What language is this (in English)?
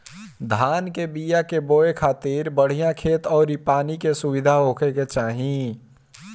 Bhojpuri